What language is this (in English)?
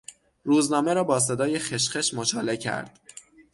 Persian